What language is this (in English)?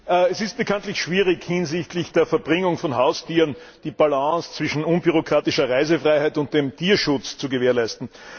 German